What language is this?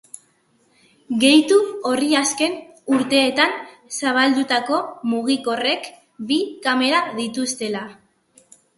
Basque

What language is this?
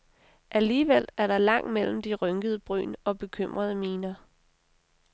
Danish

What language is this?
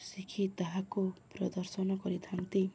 Odia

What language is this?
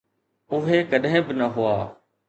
Sindhi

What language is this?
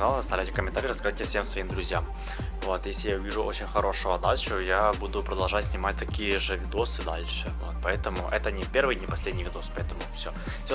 Russian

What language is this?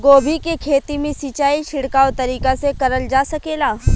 Bhojpuri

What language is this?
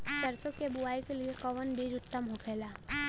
Bhojpuri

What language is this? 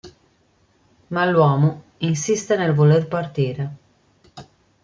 Italian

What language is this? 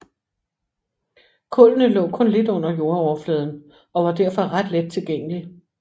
Danish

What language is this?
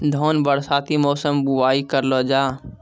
Maithili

